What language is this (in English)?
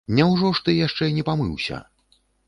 Belarusian